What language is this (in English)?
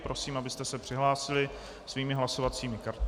Czech